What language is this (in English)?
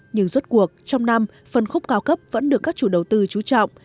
Vietnamese